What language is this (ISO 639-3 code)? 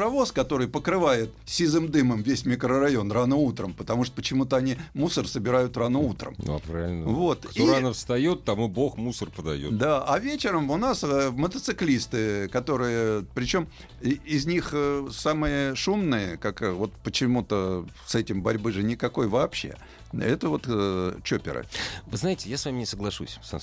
rus